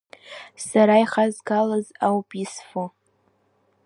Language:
Abkhazian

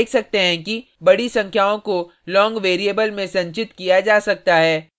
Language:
Hindi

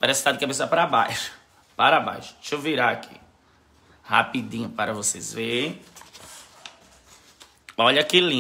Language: Portuguese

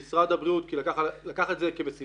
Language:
Hebrew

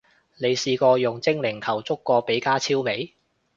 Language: Cantonese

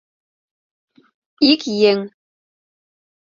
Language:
Mari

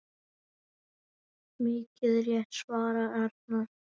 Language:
Icelandic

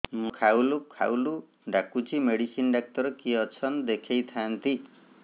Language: Odia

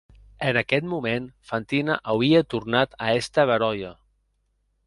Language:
Occitan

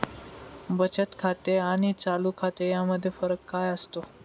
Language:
Marathi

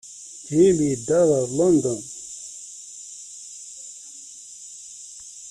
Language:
Kabyle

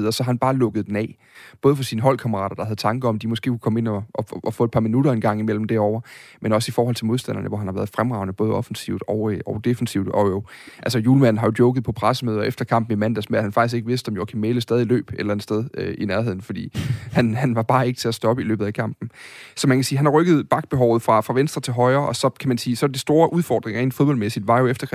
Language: Danish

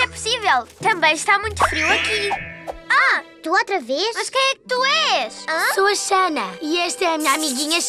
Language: Portuguese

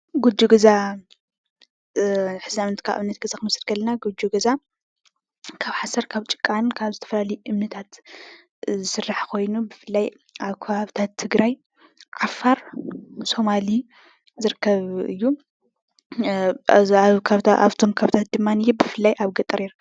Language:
Tigrinya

